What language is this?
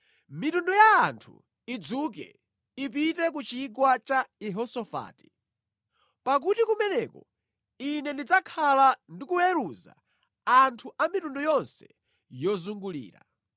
Nyanja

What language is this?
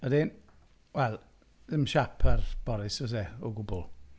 Welsh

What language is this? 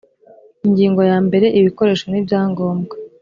Kinyarwanda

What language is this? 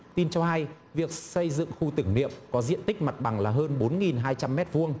Vietnamese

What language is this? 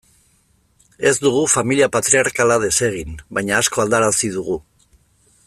Basque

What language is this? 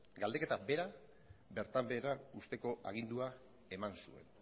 Basque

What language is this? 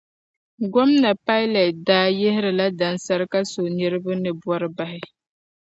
Dagbani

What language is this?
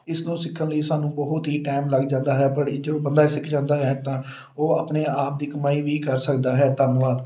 Punjabi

